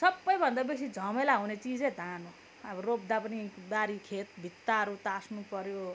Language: Nepali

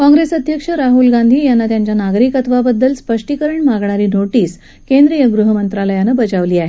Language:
Marathi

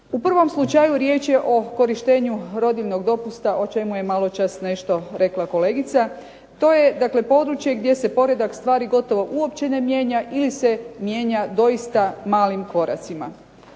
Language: Croatian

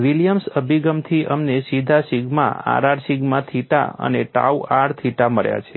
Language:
Gujarati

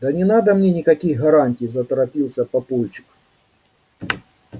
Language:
Russian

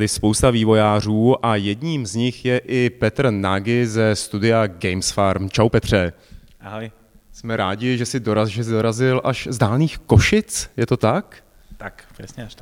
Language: Czech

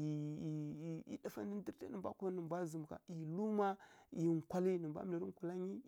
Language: Kirya-Konzəl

